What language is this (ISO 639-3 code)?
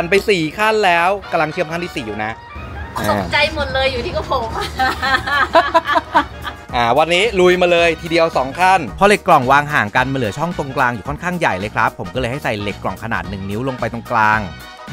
tha